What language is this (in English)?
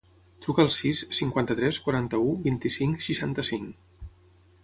Catalan